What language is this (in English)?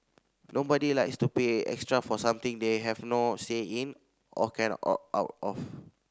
English